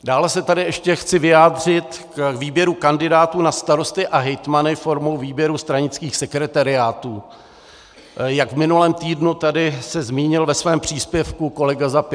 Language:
Czech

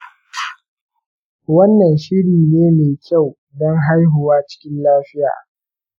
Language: Hausa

